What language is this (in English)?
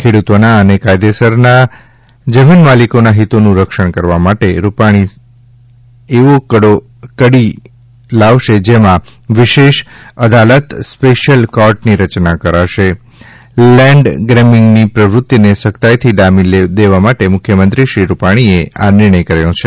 Gujarati